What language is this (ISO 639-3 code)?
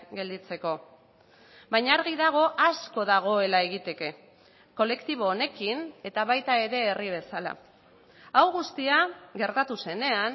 eus